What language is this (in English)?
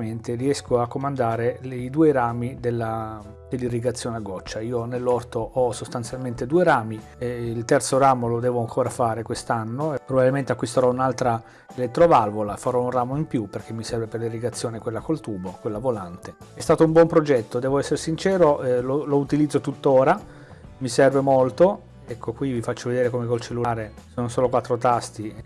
Italian